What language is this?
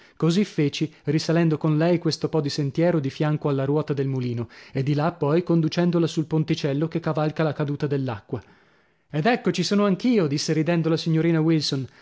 Italian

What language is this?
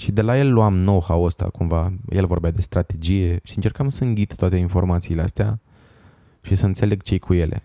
Romanian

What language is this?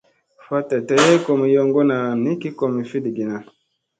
Musey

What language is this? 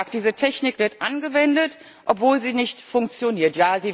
German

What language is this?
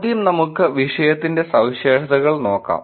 Malayalam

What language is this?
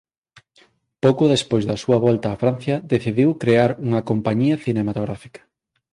Galician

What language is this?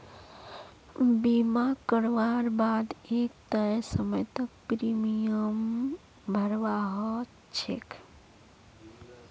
Magahi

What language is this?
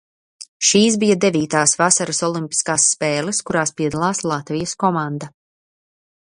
Latvian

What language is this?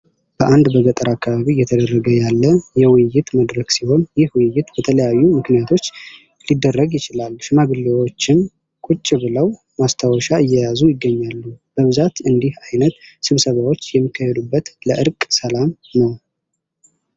Amharic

